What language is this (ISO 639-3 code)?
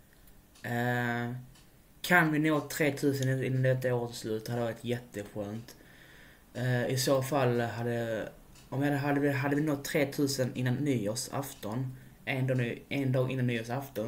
swe